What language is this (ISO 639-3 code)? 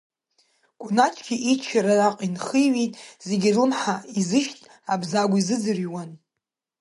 abk